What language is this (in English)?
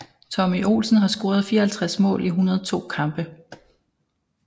Danish